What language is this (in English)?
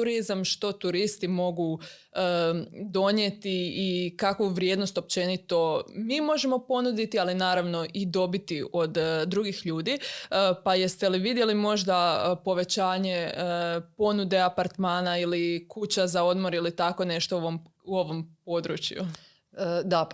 Croatian